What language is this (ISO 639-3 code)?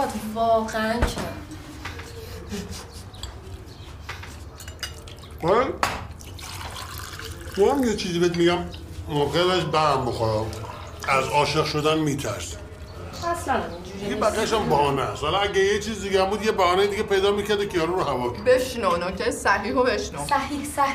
fas